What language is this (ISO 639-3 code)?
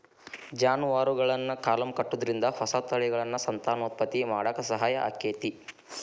kan